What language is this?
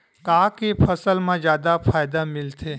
Chhattisgarhi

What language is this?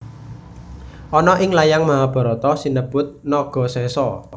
Javanese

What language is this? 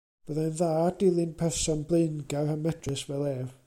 Welsh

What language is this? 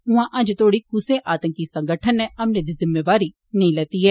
Dogri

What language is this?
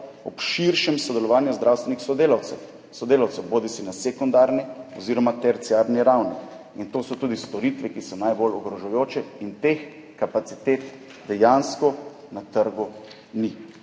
Slovenian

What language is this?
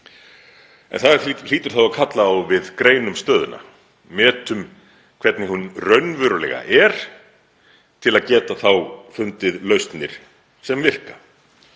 Icelandic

